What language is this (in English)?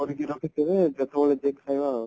Odia